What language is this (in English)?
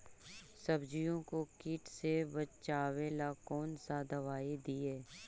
Magahi